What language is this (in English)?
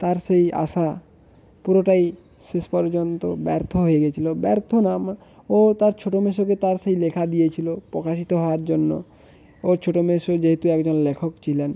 Bangla